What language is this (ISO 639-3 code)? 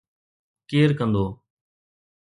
snd